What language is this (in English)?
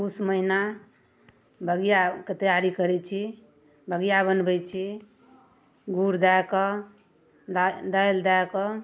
Maithili